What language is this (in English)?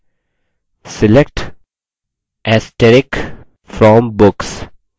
Hindi